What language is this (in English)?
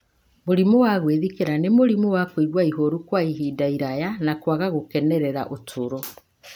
Kikuyu